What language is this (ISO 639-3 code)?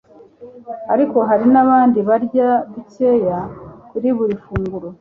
kin